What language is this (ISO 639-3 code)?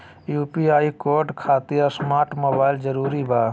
mag